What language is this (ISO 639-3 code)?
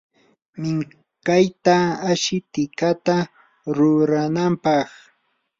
qur